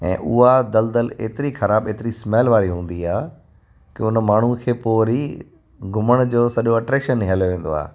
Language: Sindhi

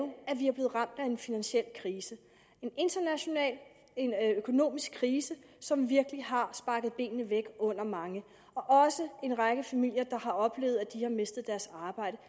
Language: Danish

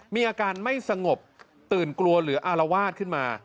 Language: Thai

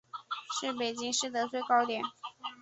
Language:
Chinese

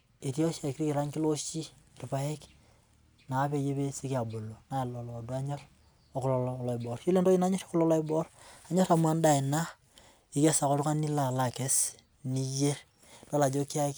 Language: Masai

